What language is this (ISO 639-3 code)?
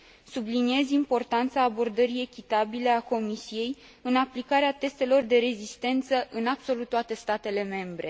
ron